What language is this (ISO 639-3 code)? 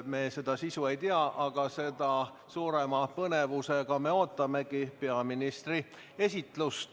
est